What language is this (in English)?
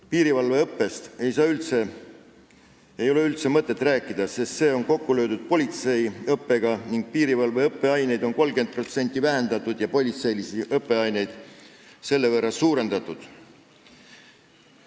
Estonian